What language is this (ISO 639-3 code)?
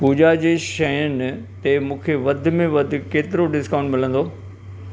snd